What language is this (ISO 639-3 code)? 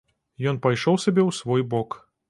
bel